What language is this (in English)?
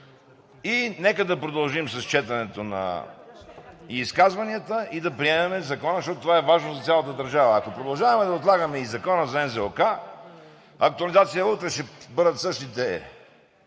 Bulgarian